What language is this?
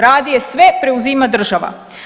Croatian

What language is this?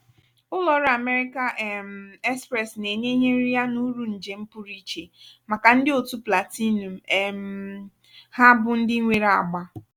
Igbo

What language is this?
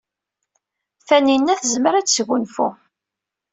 Kabyle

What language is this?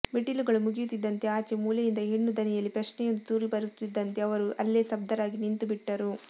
Kannada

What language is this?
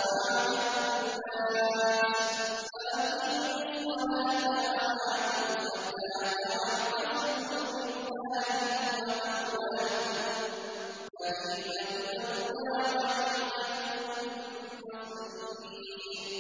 Arabic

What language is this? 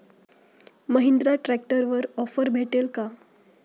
Marathi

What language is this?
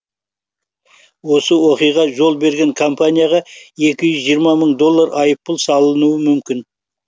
Kazakh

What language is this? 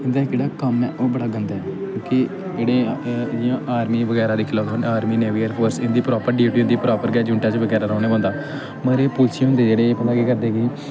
Dogri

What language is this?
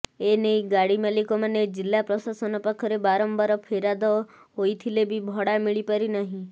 Odia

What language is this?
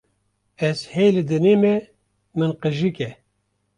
Kurdish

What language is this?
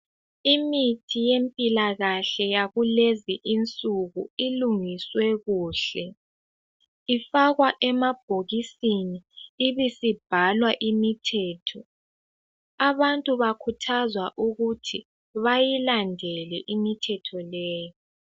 North Ndebele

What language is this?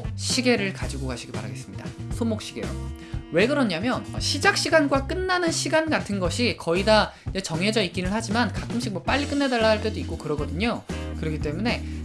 Korean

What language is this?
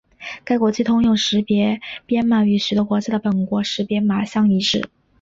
Chinese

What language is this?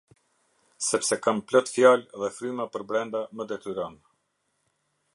Albanian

